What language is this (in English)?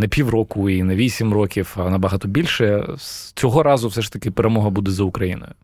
Ukrainian